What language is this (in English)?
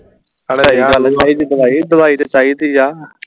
Punjabi